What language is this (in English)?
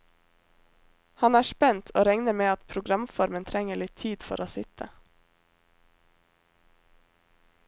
Norwegian